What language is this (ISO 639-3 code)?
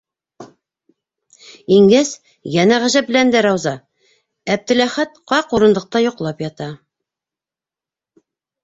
bak